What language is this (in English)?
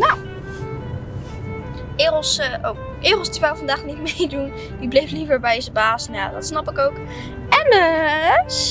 Dutch